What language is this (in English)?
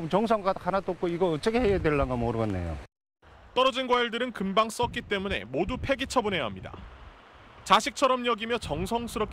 Korean